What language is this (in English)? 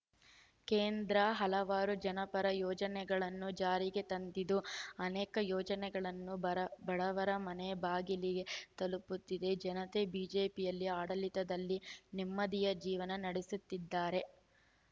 Kannada